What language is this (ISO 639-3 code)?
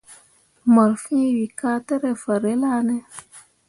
mua